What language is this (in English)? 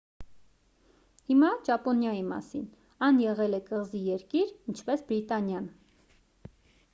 Armenian